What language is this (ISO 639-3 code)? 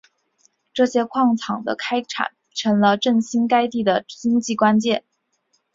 zho